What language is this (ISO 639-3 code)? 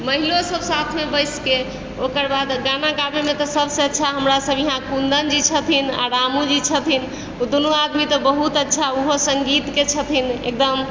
mai